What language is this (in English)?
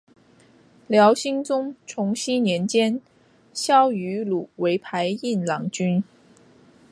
Chinese